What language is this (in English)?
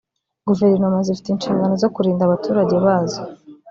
Kinyarwanda